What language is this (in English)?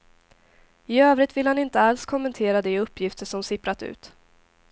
Swedish